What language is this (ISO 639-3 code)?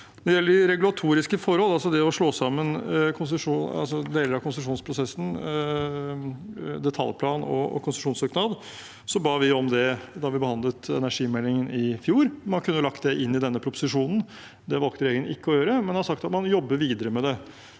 nor